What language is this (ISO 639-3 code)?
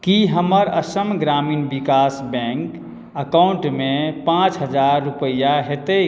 mai